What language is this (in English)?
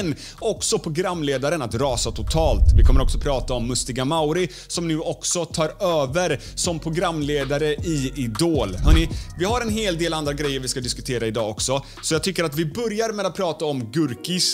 Swedish